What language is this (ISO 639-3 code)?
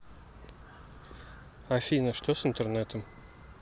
rus